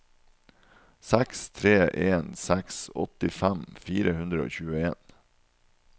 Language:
Norwegian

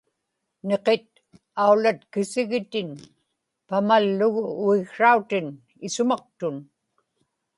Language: Inupiaq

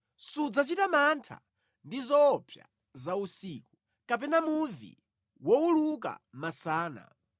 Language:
Nyanja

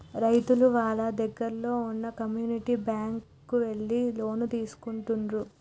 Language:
Telugu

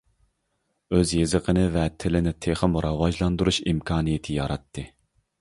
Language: Uyghur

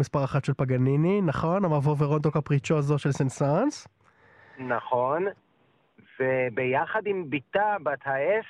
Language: Hebrew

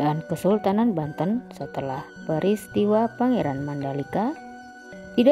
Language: Indonesian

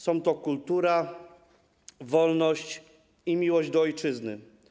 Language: Polish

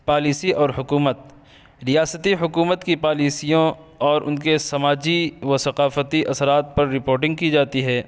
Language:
Urdu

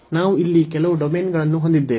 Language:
Kannada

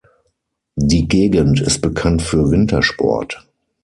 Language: German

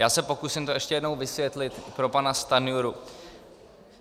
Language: Czech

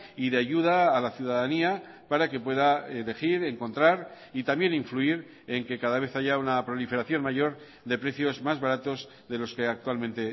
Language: Spanish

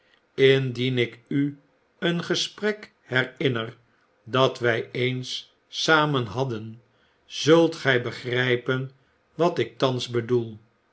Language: Dutch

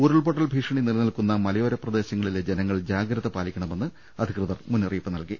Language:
Malayalam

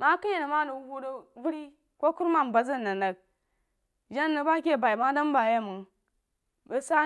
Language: Jiba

